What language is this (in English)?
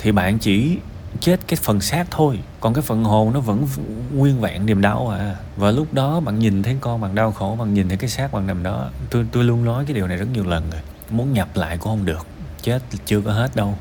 Vietnamese